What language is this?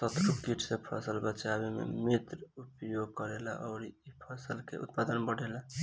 Bhojpuri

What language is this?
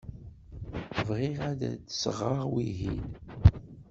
Kabyle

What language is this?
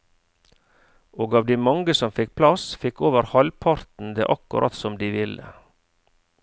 Norwegian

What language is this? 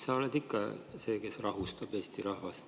Estonian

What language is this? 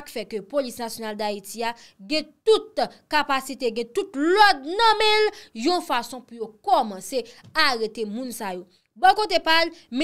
French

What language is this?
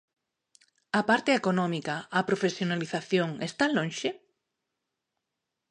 Galician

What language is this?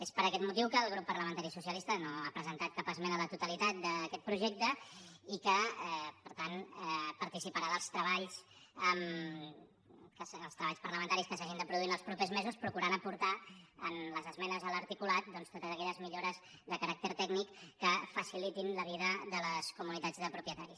Catalan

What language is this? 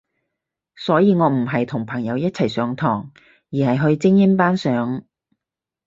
Cantonese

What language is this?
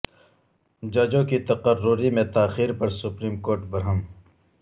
Urdu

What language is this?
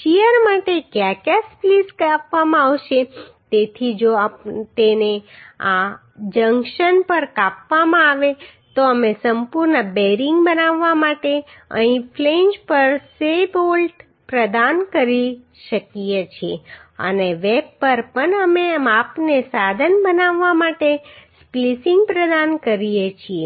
Gujarati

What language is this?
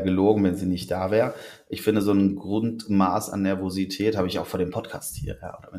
German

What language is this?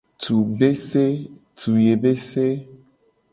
Gen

